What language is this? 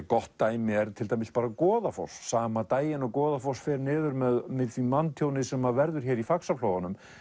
Icelandic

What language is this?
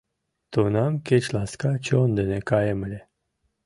Mari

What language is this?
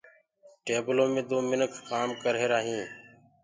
Gurgula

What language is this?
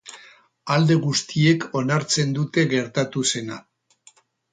Basque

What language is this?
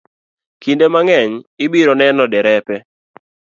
Luo (Kenya and Tanzania)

